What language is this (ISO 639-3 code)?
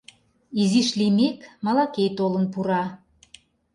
chm